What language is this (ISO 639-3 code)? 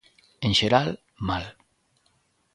glg